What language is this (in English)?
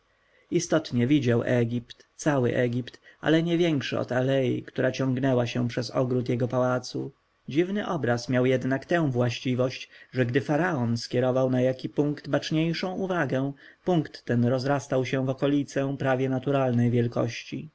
Polish